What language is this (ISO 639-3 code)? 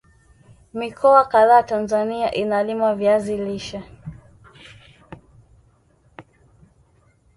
swa